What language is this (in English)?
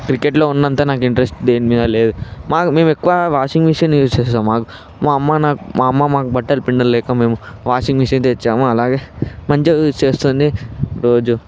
Telugu